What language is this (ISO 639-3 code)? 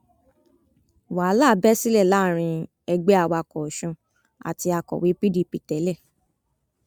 yor